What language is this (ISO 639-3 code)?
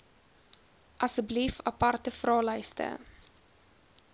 afr